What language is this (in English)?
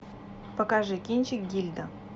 Russian